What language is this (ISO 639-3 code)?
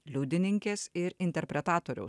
lit